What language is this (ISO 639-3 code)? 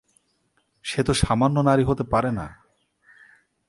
ben